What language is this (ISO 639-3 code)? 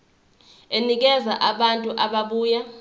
zul